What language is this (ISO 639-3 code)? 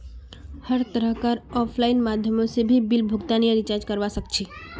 mag